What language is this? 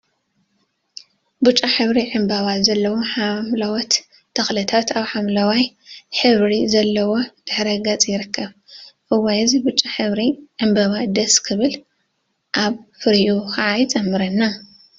Tigrinya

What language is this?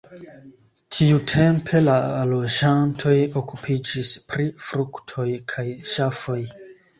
Esperanto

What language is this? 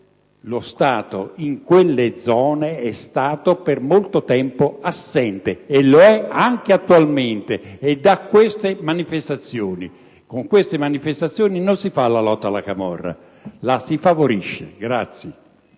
Italian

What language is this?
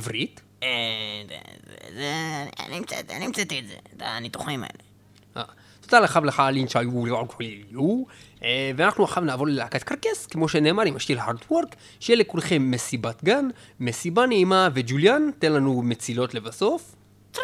Hebrew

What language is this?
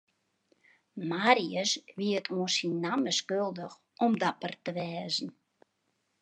Western Frisian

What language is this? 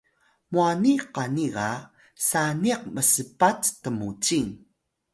Atayal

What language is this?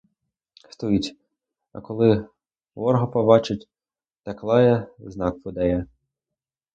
Ukrainian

